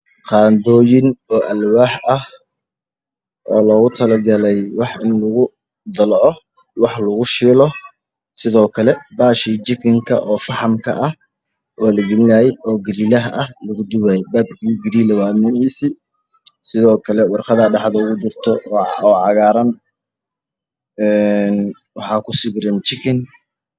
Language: Somali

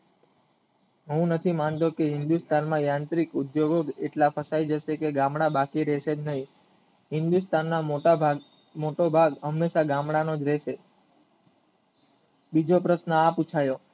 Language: Gujarati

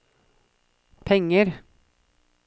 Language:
Norwegian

